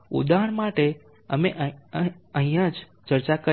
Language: Gujarati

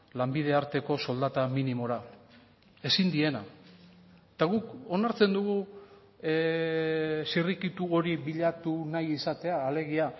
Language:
Basque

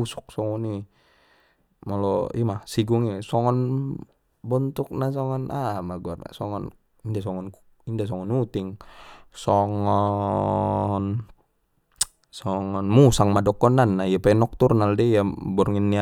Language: Batak Mandailing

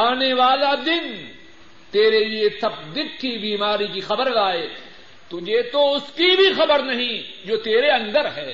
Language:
Urdu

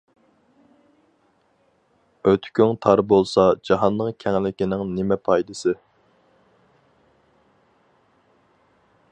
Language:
Uyghur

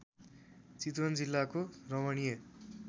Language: Nepali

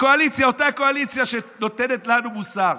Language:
Hebrew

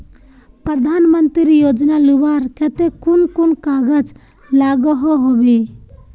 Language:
Magahi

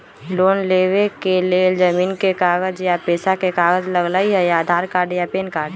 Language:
Magahi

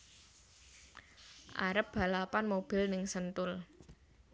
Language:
Javanese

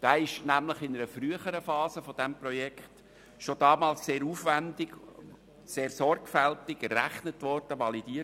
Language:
Swiss German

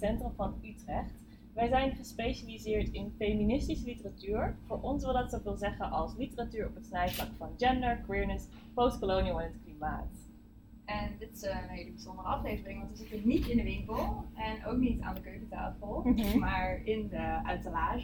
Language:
Dutch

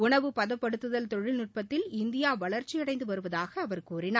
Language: Tamil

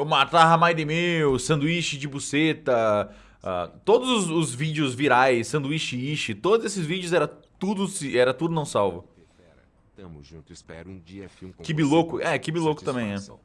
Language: Portuguese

